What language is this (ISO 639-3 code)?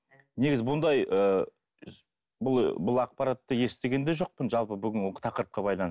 kaz